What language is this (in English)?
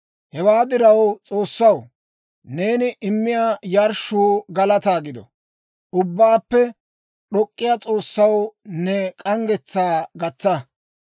Dawro